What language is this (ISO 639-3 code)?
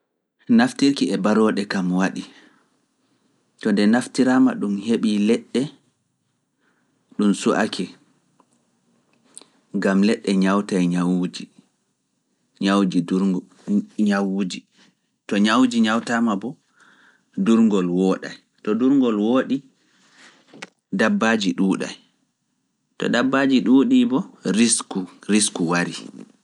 ful